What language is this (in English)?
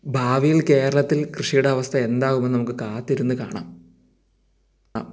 Malayalam